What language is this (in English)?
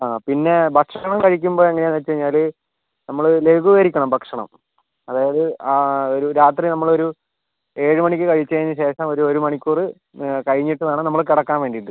Malayalam